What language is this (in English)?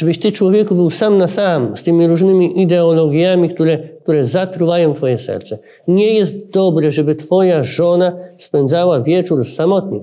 Polish